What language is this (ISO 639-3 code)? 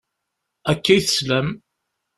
kab